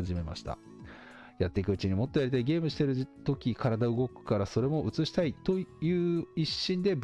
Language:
Japanese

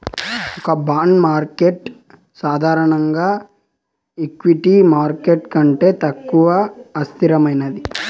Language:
Telugu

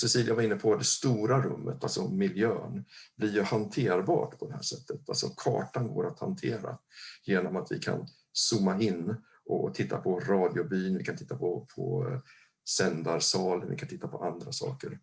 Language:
Swedish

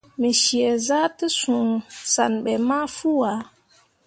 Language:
Mundang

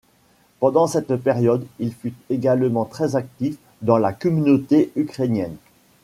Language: French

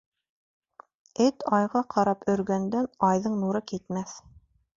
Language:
Bashkir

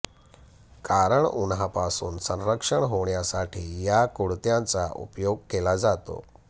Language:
Marathi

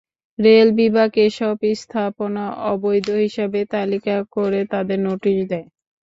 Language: Bangla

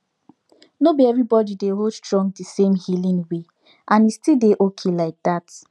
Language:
Nigerian Pidgin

